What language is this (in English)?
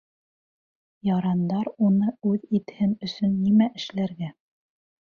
Bashkir